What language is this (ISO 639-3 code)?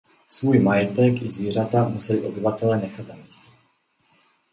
ces